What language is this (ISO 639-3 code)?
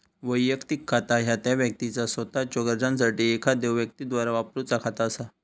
mar